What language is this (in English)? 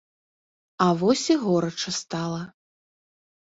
Belarusian